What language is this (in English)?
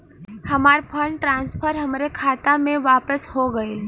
Bhojpuri